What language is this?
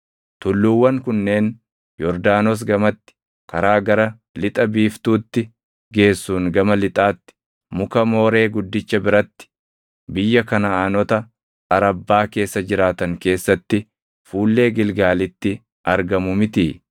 Oromo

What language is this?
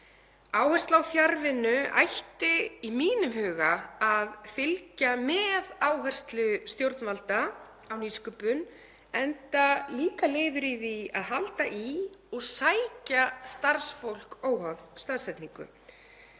Icelandic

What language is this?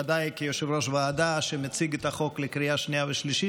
Hebrew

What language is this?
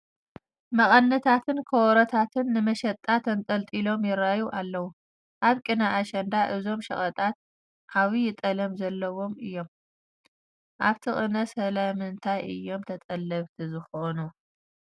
Tigrinya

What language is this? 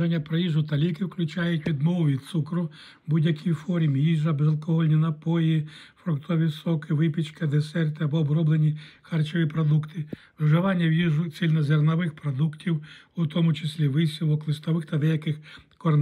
Ukrainian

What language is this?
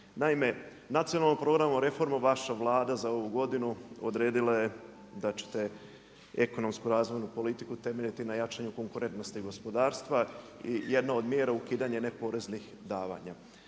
Croatian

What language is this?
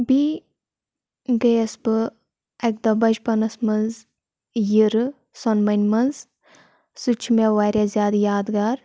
Kashmiri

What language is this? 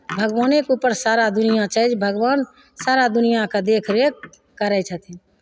Maithili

